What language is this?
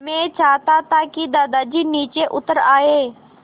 Hindi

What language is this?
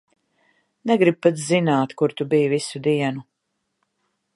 Latvian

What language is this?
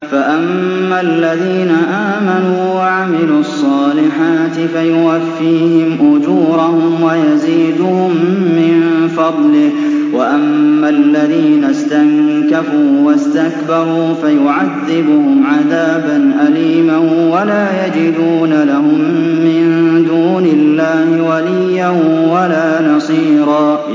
Arabic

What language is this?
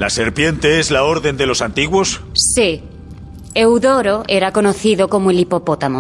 Spanish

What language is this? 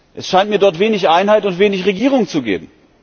German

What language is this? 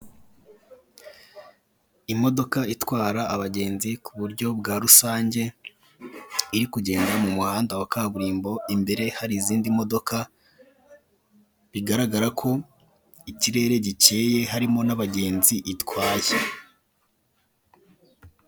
Kinyarwanda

